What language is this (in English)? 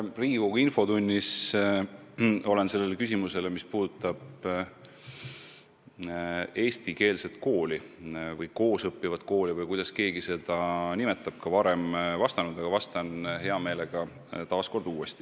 Estonian